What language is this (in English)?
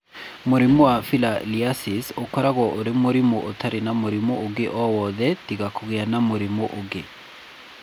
Kikuyu